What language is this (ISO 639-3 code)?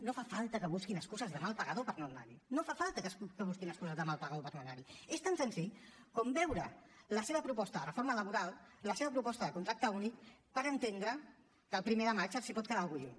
cat